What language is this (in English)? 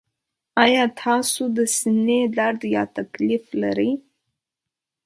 Pashto